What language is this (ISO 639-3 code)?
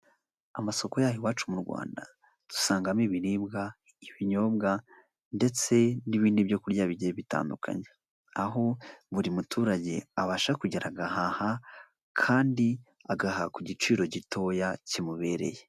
kin